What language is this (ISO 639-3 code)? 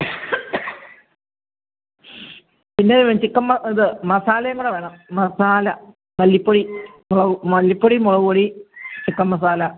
mal